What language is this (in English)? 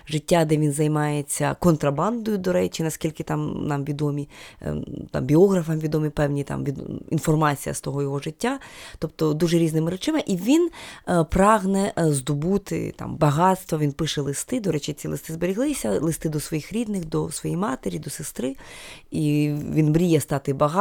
Ukrainian